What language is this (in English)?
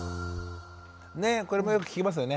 Japanese